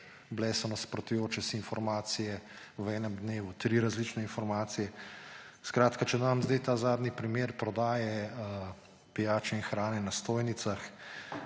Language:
Slovenian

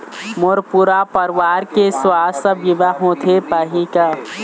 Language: Chhattisgarhi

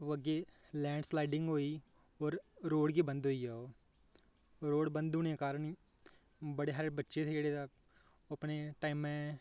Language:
Dogri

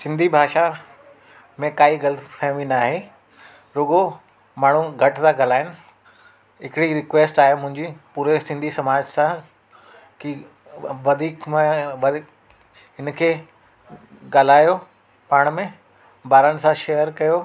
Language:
Sindhi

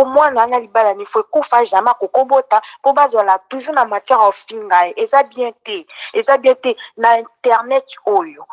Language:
French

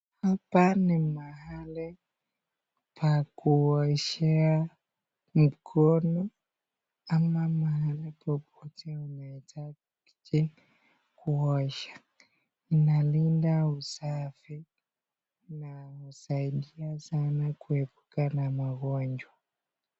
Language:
Swahili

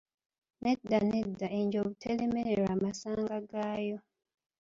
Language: Ganda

